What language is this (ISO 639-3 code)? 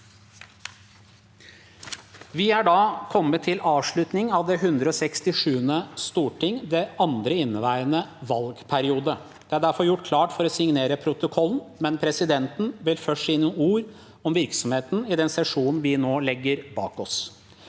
nor